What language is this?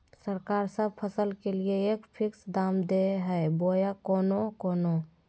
Magahi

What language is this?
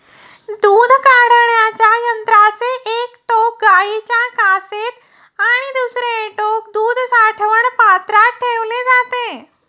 Marathi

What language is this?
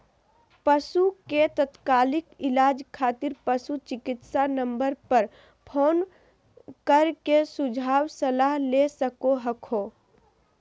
Magahi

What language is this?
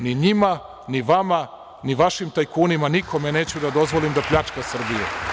Serbian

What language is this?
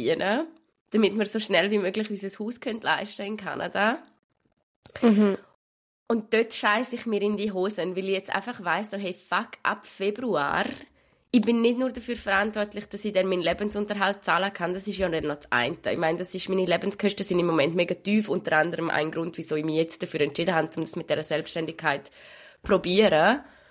German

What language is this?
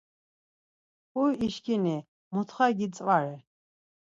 Laz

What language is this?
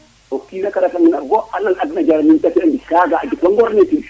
Serer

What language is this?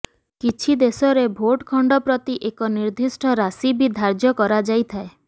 Odia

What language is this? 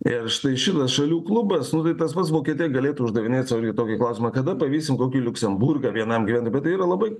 Lithuanian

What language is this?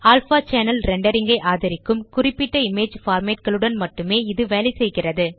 Tamil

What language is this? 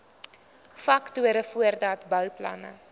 Afrikaans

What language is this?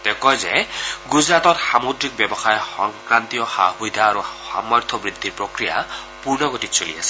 Assamese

